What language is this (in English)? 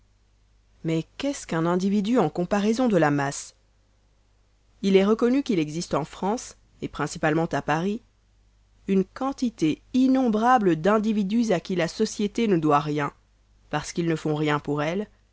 French